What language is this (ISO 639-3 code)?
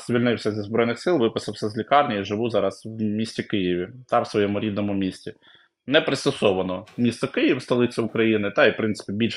ukr